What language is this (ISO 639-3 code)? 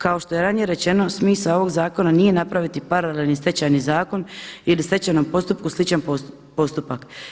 hrv